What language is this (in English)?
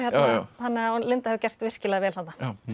Icelandic